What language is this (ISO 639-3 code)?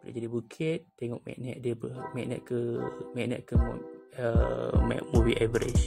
msa